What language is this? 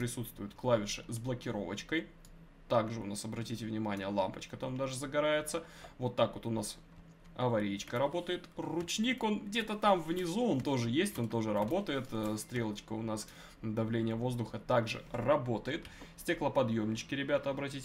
Russian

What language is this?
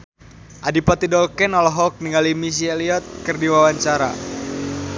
Sundanese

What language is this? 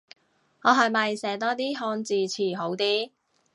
Cantonese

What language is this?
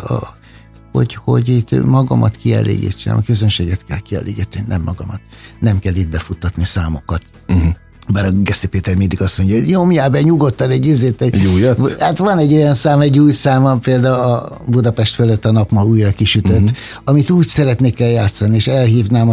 Hungarian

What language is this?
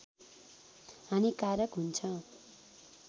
Nepali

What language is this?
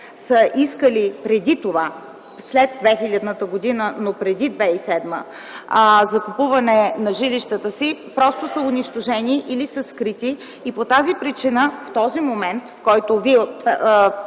Bulgarian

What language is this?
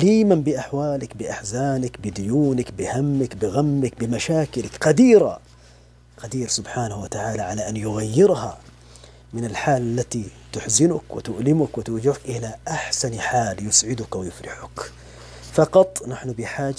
Arabic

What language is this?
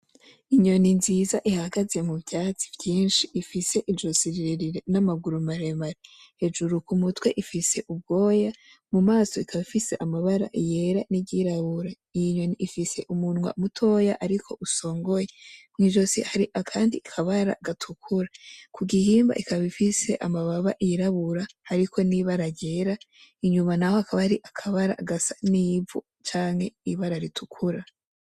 Rundi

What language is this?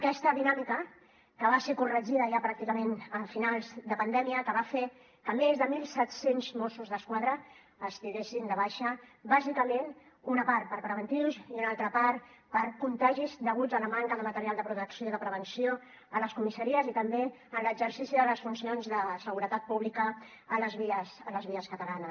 Catalan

